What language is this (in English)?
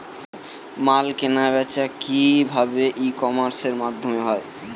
Bangla